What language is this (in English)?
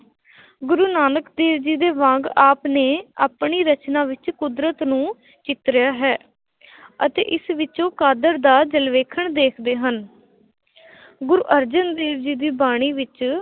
Punjabi